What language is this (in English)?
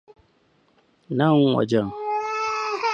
Hausa